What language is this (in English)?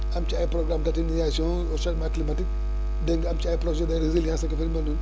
Wolof